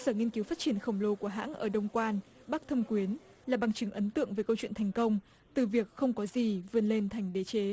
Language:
Vietnamese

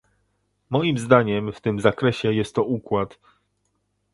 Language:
Polish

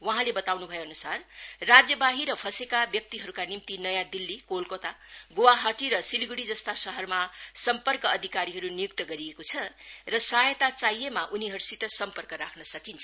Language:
Nepali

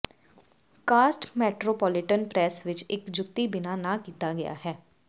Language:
Punjabi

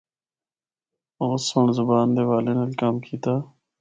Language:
Northern Hindko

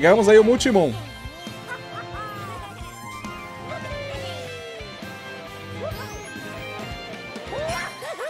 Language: Portuguese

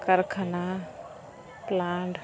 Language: Santali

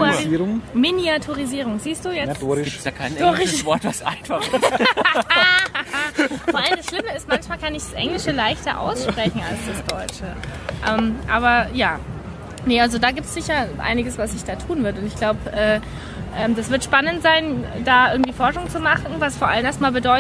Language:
German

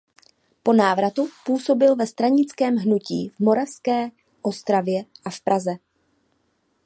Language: Czech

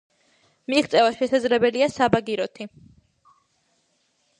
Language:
Georgian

